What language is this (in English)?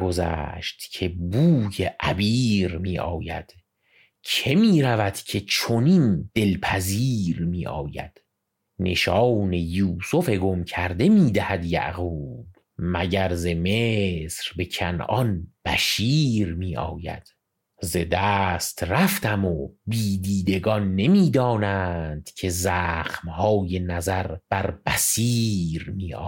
Persian